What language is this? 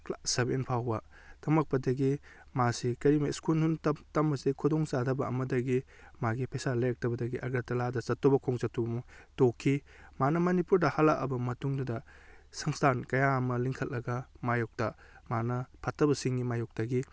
Manipuri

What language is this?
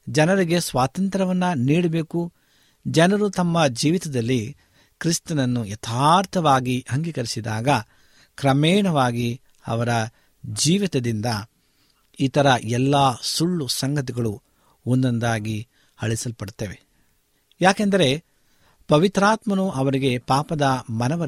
Kannada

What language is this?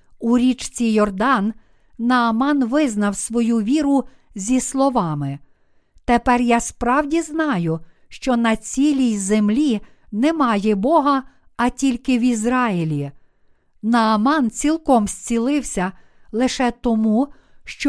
Ukrainian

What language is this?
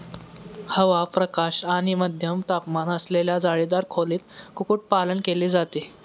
Marathi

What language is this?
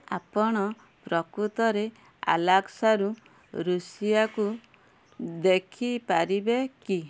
Odia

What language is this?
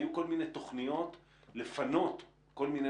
Hebrew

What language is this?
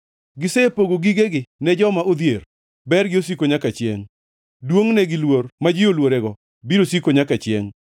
Luo (Kenya and Tanzania)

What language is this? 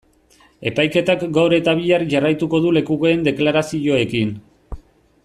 Basque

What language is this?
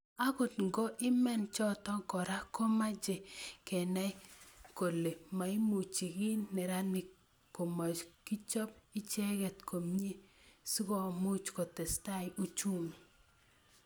Kalenjin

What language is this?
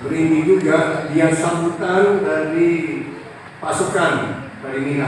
Indonesian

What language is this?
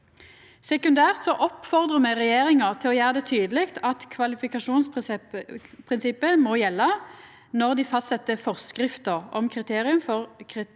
Norwegian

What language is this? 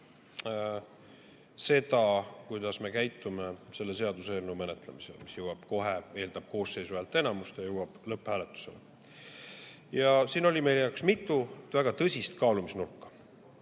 Estonian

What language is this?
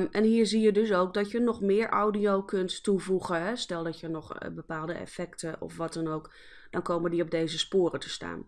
Dutch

